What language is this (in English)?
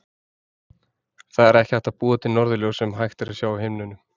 Icelandic